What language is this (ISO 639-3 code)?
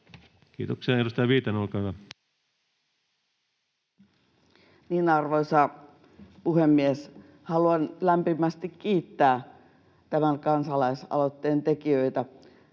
fin